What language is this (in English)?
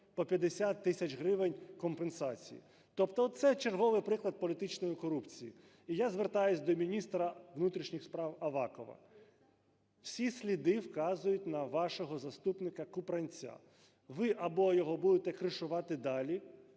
Ukrainian